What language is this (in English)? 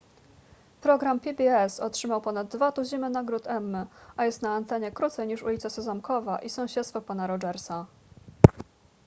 Polish